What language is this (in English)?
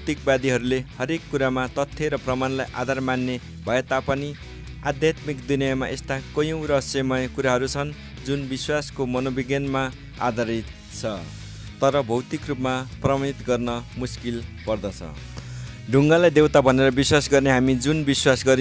Spanish